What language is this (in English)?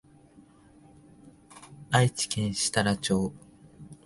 Japanese